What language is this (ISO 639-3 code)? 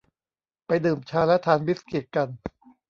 tha